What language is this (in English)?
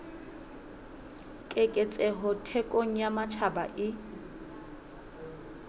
Southern Sotho